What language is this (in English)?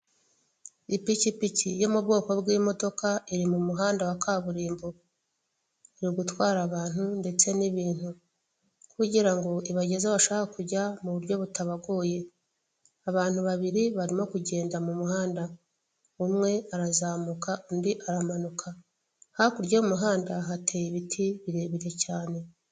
Kinyarwanda